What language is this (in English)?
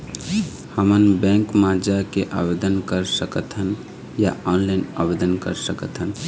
Chhattisgarhi